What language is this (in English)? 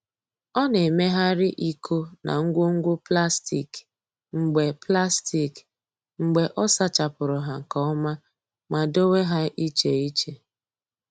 Igbo